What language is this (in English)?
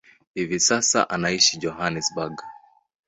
Swahili